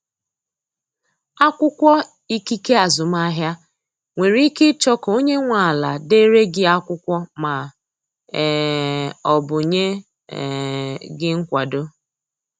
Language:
Igbo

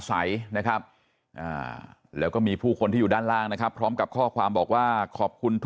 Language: Thai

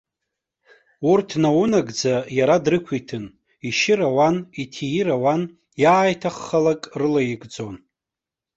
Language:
Abkhazian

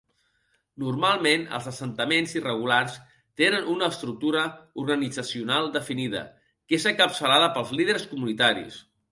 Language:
Catalan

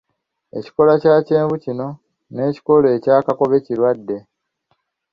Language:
Ganda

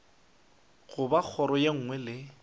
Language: Northern Sotho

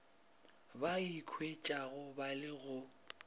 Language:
Northern Sotho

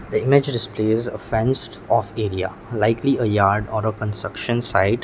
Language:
English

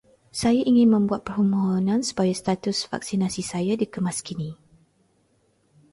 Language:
Malay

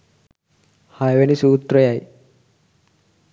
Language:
Sinhala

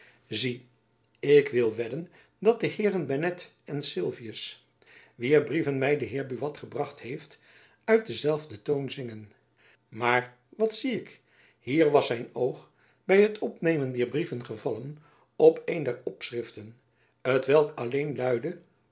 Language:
Dutch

